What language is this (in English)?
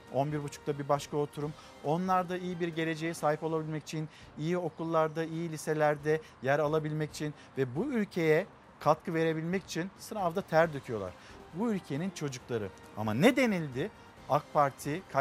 Turkish